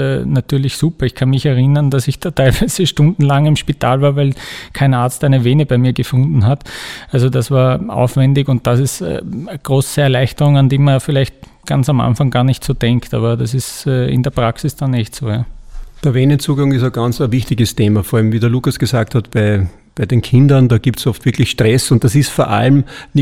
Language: German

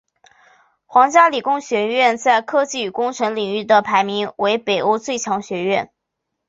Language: Chinese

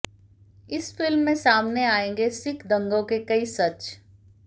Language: Hindi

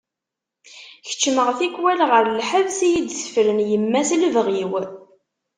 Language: Kabyle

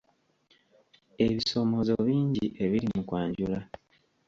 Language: Ganda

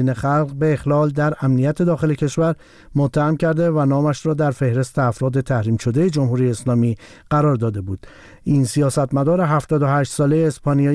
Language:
Persian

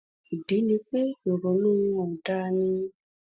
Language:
Yoruba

